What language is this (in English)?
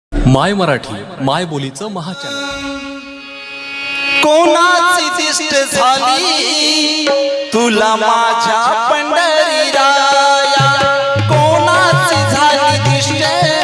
Marathi